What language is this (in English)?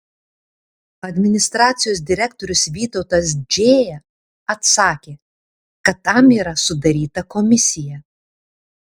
Lithuanian